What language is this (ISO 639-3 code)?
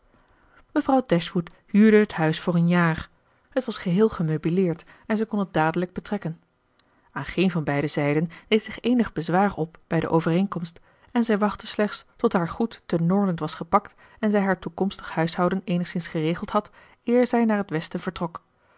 nld